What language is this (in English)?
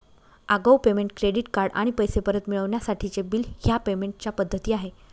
Marathi